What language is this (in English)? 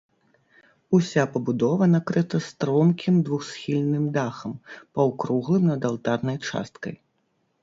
Belarusian